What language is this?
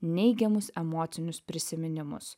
Lithuanian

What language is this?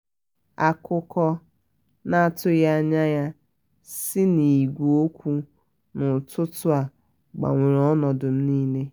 Igbo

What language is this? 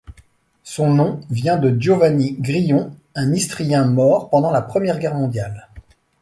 French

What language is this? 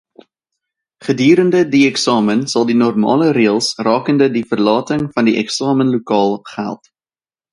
Afrikaans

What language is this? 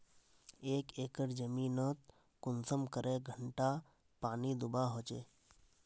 Magahi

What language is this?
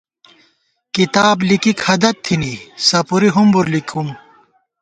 Gawar-Bati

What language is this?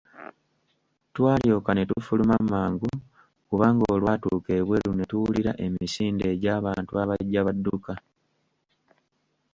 Ganda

